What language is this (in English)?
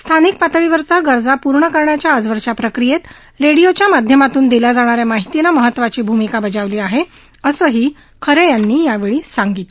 Marathi